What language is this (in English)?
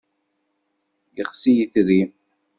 Kabyle